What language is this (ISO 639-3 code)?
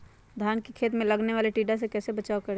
mag